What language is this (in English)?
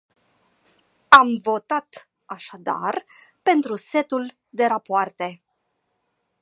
Romanian